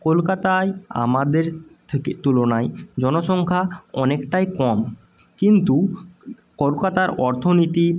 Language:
Bangla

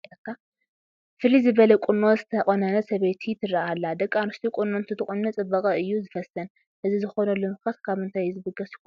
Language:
Tigrinya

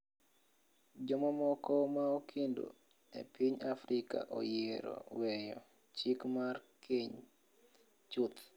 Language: Luo (Kenya and Tanzania)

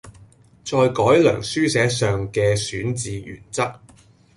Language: Cantonese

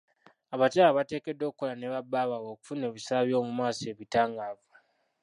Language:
Ganda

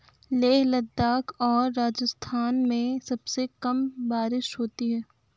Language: Hindi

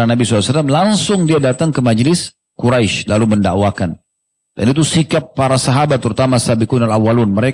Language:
Indonesian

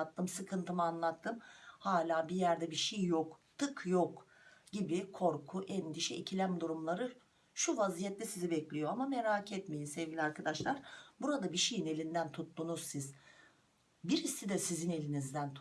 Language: Turkish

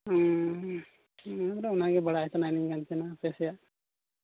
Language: Santali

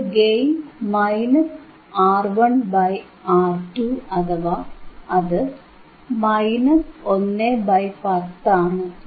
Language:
Malayalam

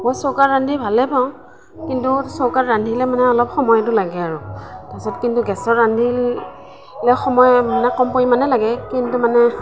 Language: Assamese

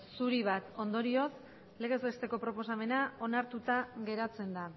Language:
Basque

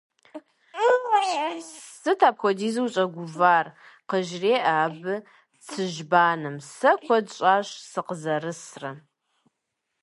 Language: Kabardian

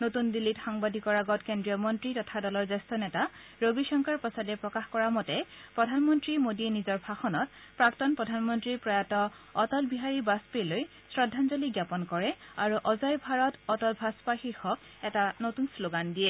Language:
Assamese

